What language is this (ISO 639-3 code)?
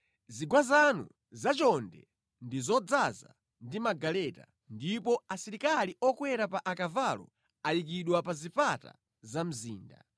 nya